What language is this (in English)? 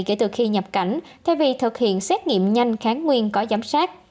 Vietnamese